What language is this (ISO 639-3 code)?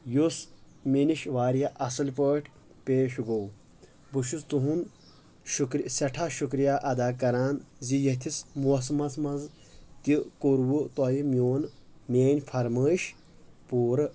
kas